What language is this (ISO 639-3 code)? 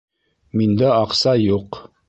bak